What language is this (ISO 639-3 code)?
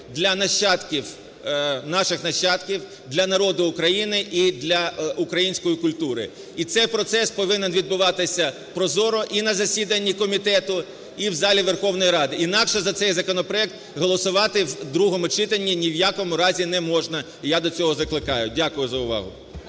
ukr